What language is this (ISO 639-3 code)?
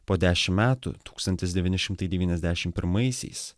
lit